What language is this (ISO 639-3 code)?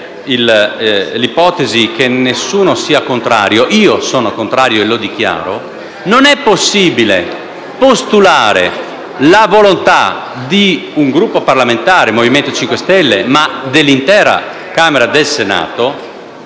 ita